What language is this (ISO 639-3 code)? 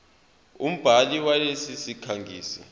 zul